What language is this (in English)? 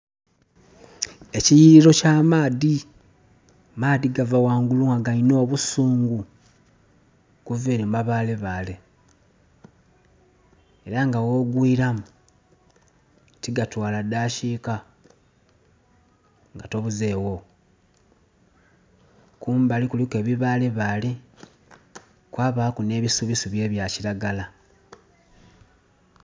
Soga